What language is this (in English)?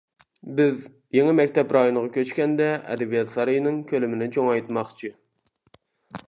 Uyghur